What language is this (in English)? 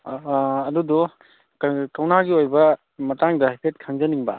Manipuri